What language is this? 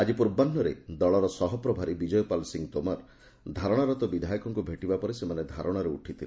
Odia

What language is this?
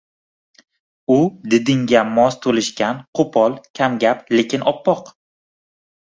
Uzbek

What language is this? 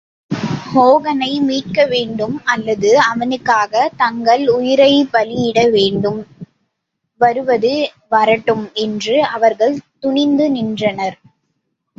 Tamil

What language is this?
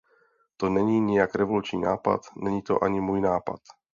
Czech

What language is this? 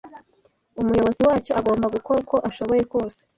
Kinyarwanda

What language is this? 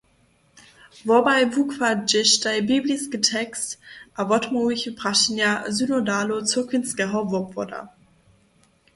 Upper Sorbian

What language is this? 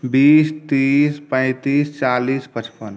Maithili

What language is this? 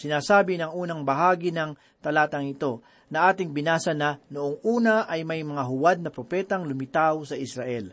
Filipino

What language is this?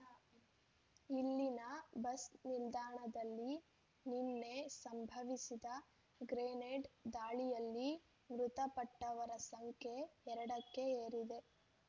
Kannada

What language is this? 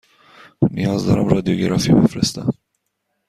Persian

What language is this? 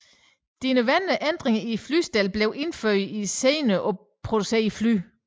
Danish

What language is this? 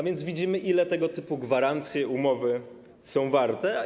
Polish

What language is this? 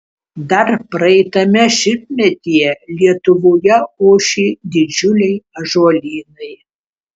Lithuanian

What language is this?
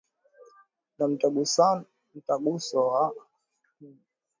Swahili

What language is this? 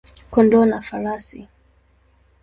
Swahili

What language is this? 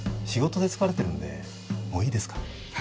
Japanese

